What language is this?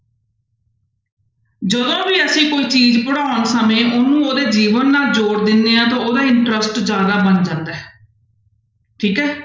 Punjabi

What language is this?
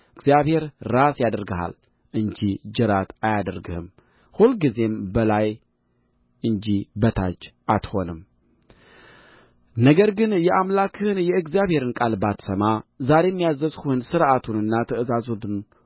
Amharic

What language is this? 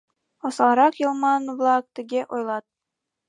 Mari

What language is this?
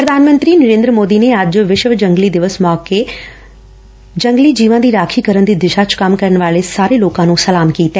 Punjabi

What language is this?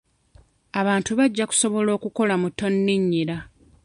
Ganda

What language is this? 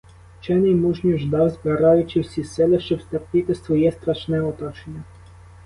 Ukrainian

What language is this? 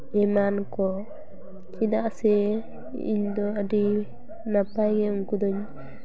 Santali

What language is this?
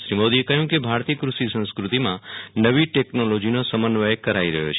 Gujarati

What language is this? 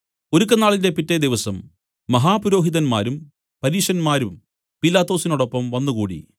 Malayalam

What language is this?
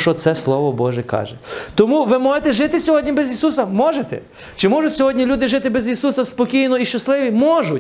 Ukrainian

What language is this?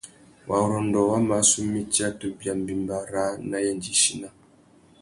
Tuki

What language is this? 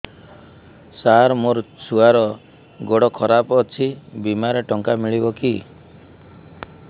Odia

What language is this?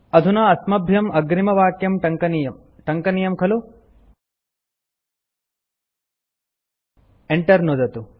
Sanskrit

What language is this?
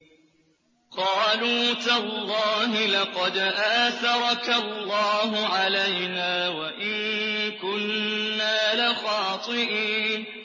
Arabic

